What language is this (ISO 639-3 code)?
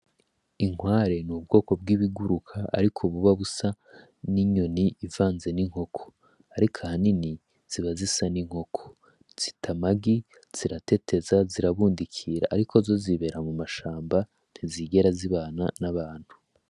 run